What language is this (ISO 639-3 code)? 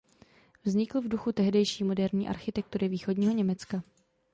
ces